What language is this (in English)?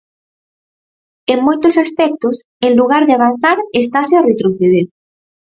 Galician